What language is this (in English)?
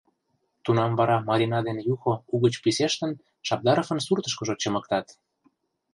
Mari